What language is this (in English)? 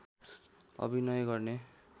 Nepali